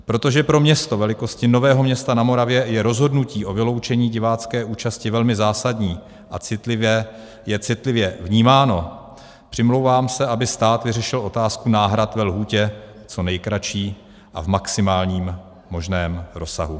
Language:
Czech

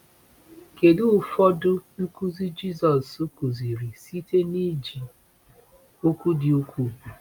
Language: Igbo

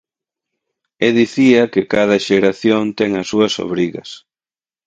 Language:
Galician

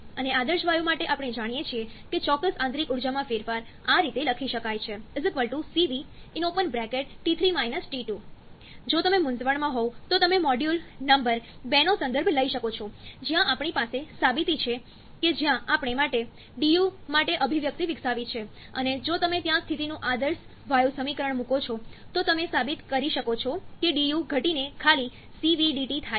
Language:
Gujarati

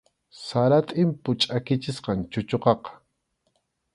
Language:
Arequipa-La Unión Quechua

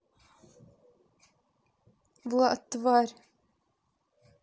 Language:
Russian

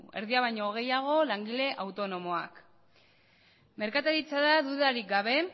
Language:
Basque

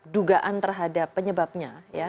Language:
Indonesian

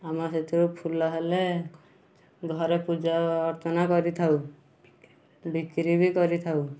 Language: Odia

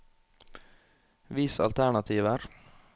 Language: Norwegian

